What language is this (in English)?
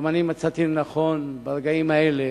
Hebrew